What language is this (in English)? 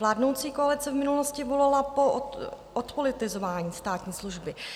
Czech